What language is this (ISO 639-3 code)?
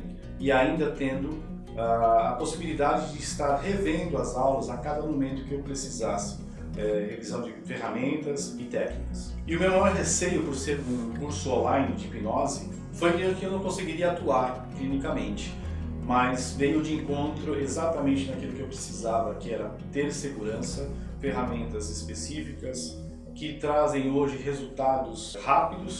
por